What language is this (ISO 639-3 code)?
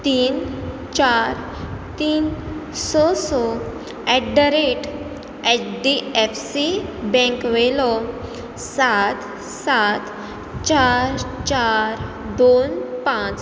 kok